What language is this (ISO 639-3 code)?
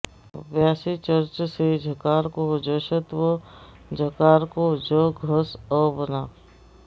san